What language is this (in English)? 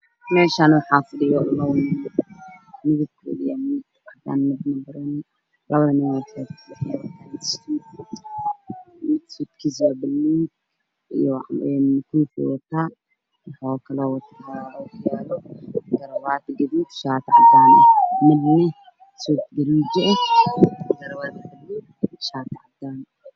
Somali